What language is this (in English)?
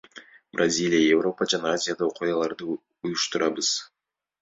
Kyrgyz